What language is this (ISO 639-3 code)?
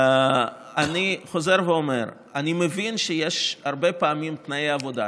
heb